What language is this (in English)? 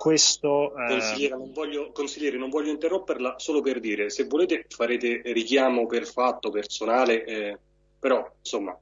Italian